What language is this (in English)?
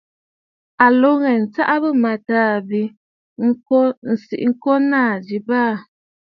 Bafut